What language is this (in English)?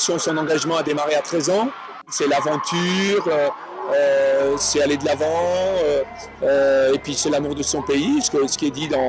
French